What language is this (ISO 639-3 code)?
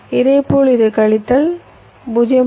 tam